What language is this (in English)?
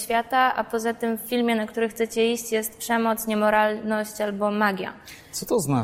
Polish